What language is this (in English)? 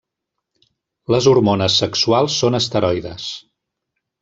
Catalan